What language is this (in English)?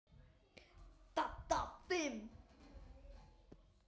Icelandic